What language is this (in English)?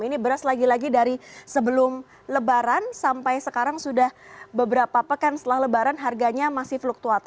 Indonesian